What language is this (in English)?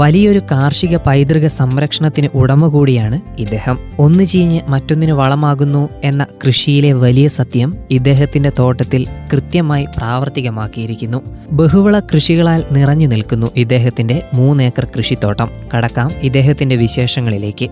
Malayalam